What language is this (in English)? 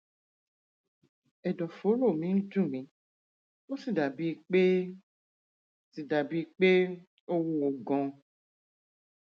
Yoruba